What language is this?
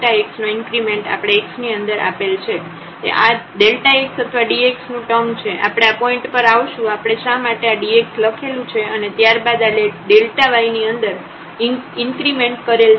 Gujarati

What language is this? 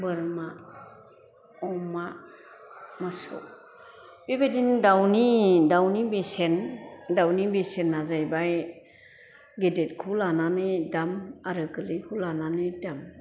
Bodo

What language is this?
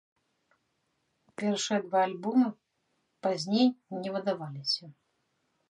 Belarusian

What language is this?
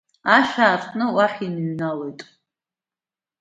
Abkhazian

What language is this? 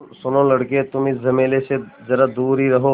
Hindi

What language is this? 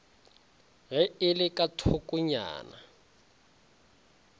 Northern Sotho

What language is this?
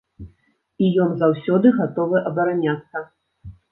Belarusian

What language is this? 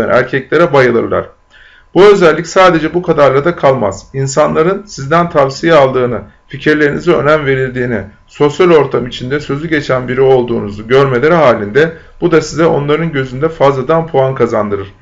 Turkish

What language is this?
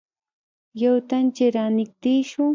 Pashto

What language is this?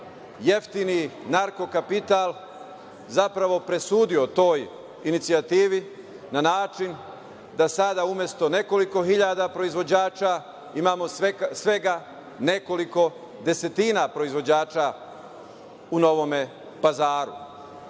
Serbian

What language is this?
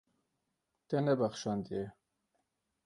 Kurdish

